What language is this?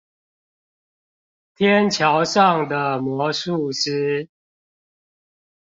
Chinese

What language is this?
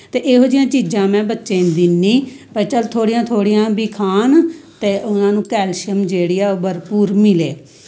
Dogri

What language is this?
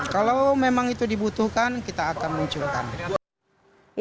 Indonesian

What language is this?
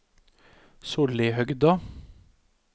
Norwegian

